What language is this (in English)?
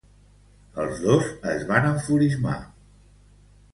Catalan